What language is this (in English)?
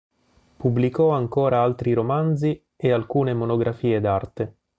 Italian